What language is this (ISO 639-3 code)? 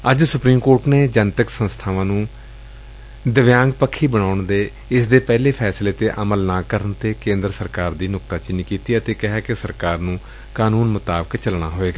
pan